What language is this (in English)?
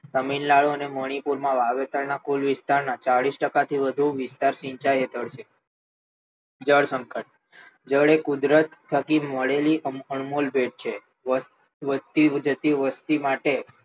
Gujarati